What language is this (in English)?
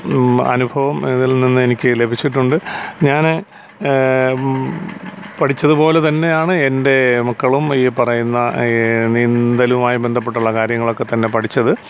Malayalam